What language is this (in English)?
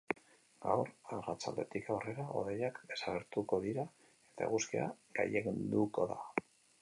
Basque